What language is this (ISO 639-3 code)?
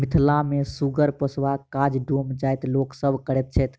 mai